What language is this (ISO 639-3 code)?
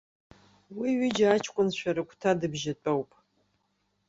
abk